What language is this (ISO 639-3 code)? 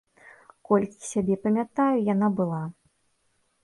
bel